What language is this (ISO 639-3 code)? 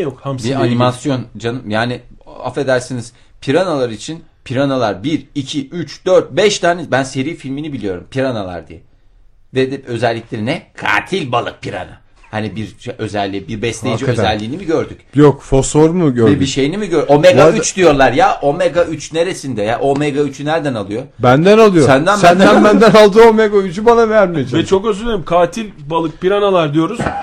tur